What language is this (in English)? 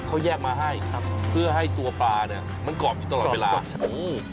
Thai